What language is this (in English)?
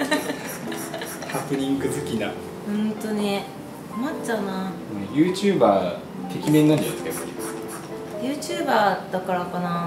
Japanese